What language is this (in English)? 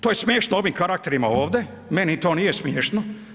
Croatian